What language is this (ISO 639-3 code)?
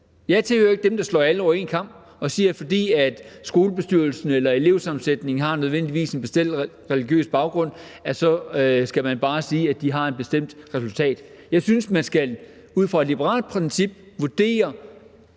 dan